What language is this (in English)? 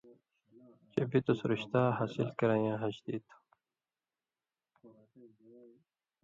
Indus Kohistani